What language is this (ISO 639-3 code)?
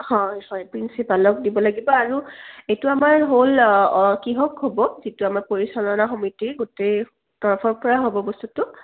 asm